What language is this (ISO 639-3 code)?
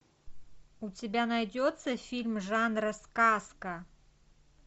rus